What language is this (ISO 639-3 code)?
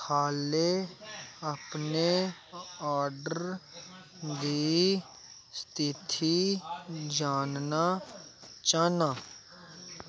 doi